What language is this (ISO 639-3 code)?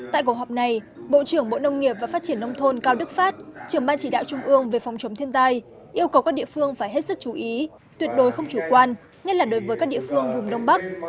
vie